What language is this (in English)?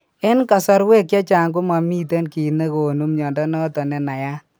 Kalenjin